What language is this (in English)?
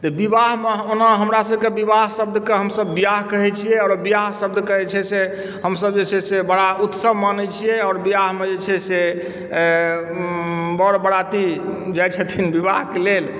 Maithili